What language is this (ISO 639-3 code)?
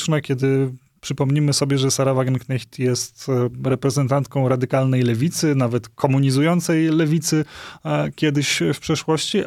pol